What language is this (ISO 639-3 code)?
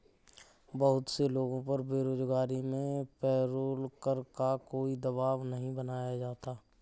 hin